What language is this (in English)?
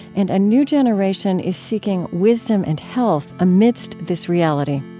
English